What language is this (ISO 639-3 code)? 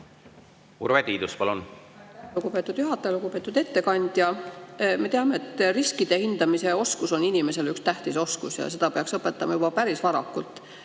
est